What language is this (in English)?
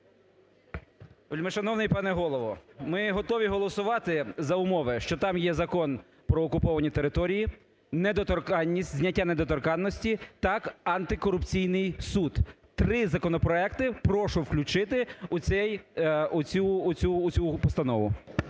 Ukrainian